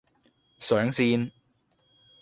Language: Cantonese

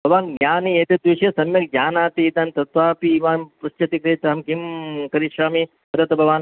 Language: Sanskrit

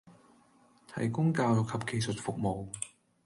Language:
Cantonese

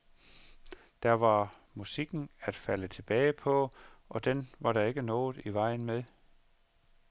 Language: Danish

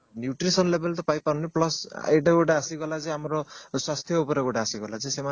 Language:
Odia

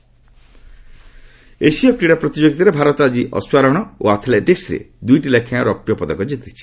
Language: Odia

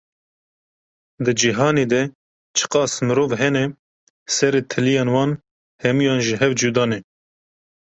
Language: Kurdish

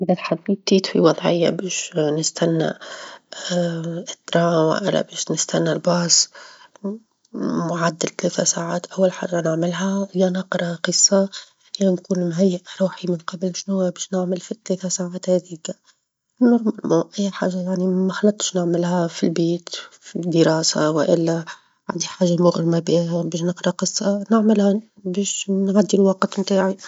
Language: Tunisian Arabic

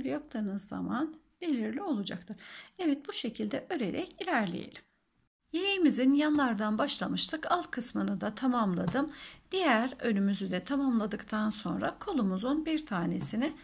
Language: Turkish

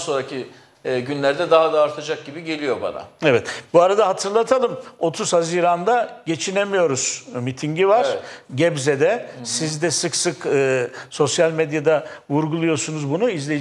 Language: Turkish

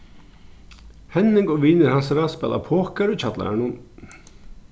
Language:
Faroese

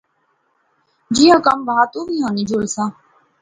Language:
Pahari-Potwari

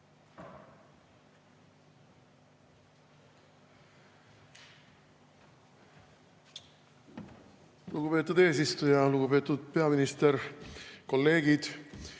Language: Estonian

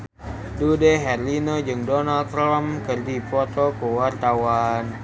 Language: Sundanese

